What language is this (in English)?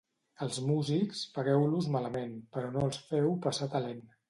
Catalan